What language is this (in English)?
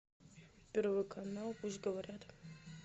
Russian